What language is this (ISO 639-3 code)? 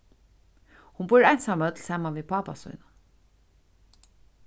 fao